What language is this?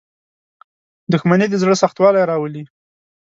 Pashto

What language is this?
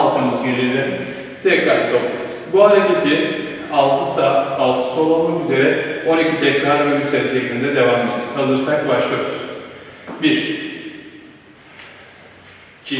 Turkish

